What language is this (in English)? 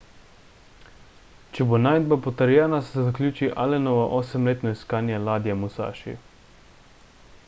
Slovenian